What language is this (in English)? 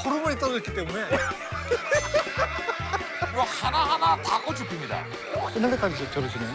Korean